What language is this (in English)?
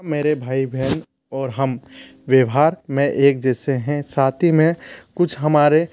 Hindi